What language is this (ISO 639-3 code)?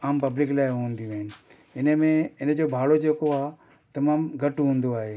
snd